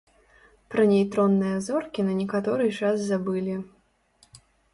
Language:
Belarusian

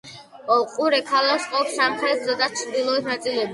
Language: Georgian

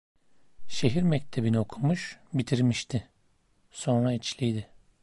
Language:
Turkish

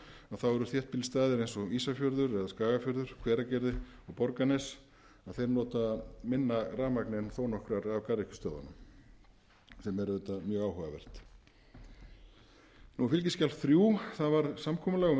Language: Icelandic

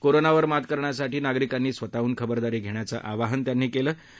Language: Marathi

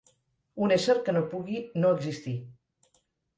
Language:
Catalan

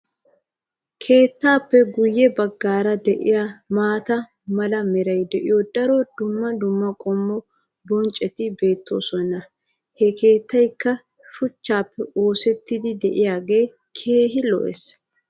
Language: Wolaytta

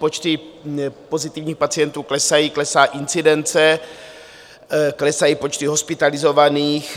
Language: Czech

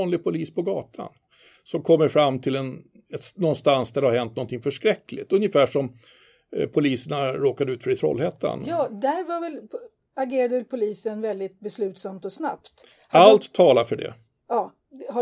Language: Swedish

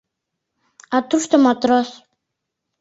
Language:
Mari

